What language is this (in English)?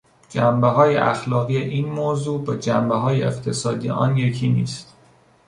Persian